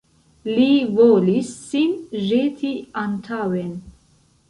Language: Esperanto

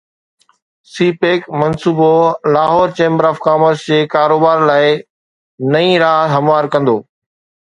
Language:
Sindhi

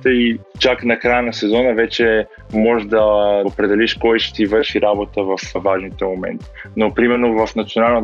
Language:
Bulgarian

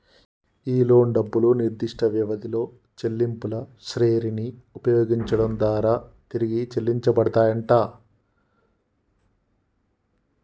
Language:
Telugu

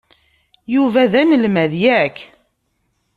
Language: Kabyle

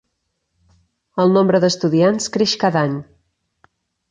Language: Catalan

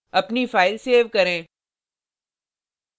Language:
Hindi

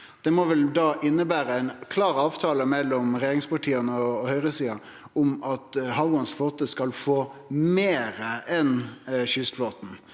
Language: Norwegian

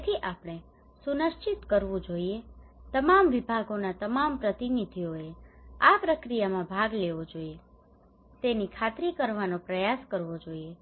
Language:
Gujarati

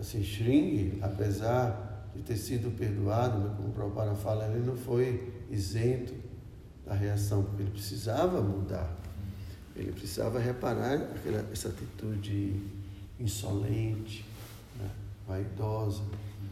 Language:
Portuguese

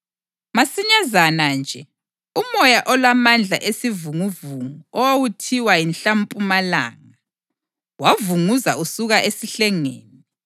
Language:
North Ndebele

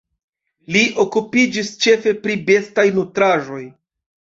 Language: Esperanto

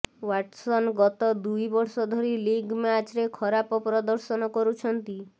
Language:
Odia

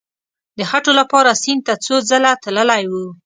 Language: Pashto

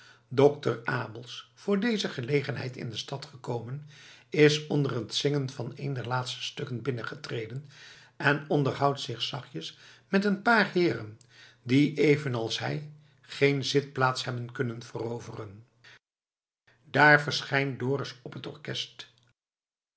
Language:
Dutch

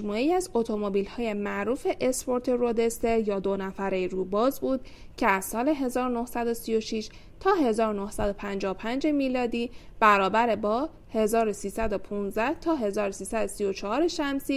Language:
Persian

